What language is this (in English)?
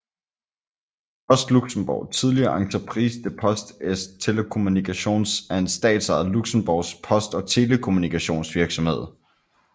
Danish